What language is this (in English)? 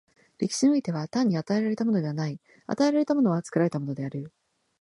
Japanese